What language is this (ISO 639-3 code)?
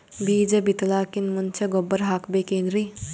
kan